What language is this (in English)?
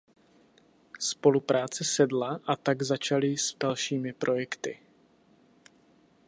Czech